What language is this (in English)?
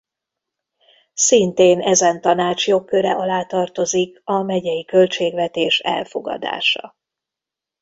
Hungarian